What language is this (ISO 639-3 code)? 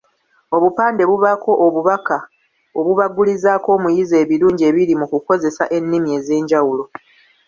lug